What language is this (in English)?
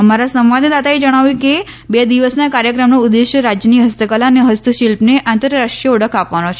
Gujarati